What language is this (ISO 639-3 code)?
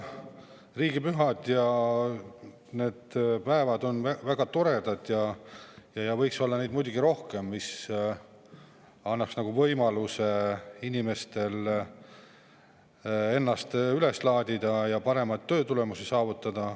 est